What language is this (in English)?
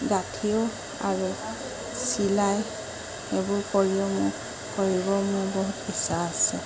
Assamese